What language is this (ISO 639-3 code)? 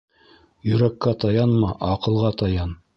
bak